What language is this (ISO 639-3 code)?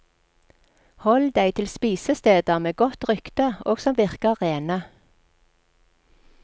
nor